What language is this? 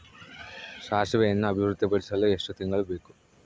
Kannada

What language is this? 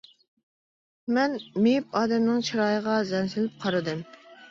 Uyghur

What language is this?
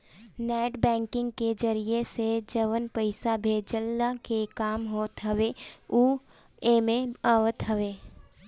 Bhojpuri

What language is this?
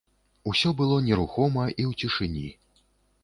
Belarusian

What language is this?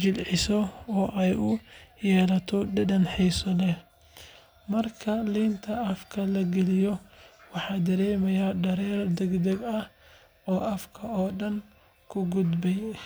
Somali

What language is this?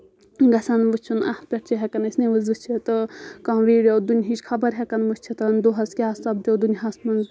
Kashmiri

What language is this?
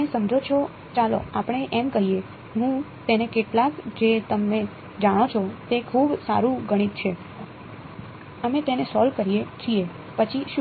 Gujarati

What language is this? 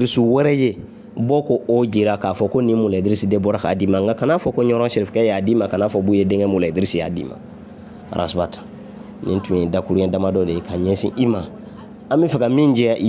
Indonesian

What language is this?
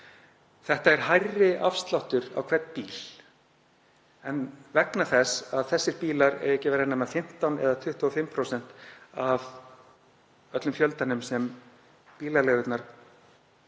Icelandic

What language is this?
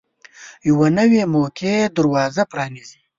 Pashto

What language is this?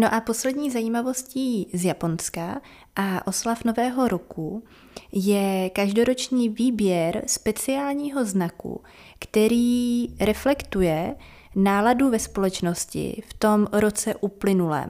Czech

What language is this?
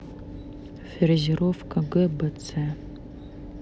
Russian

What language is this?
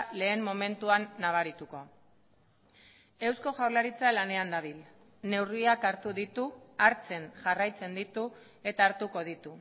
Basque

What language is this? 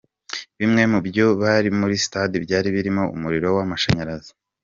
Kinyarwanda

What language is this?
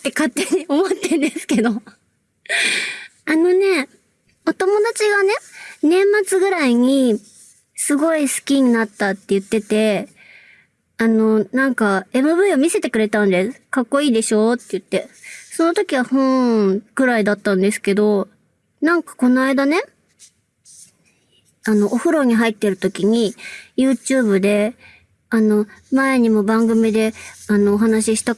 Japanese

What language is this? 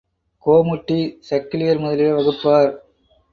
Tamil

